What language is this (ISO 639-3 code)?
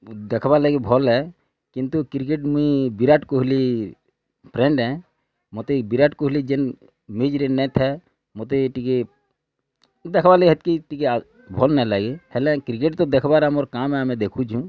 ori